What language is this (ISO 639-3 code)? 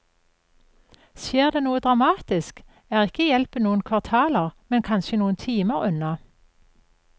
nor